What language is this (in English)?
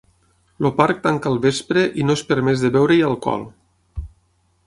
Catalan